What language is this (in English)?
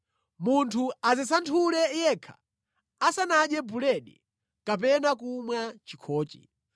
Nyanja